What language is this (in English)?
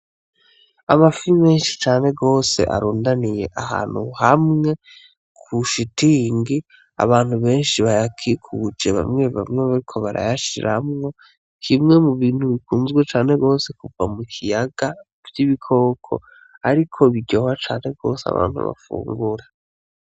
Rundi